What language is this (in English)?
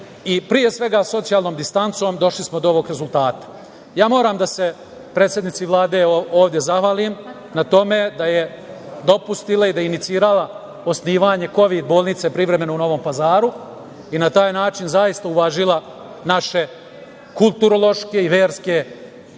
Serbian